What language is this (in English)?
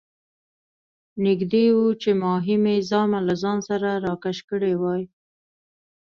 Pashto